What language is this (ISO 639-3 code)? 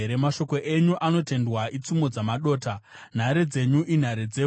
sna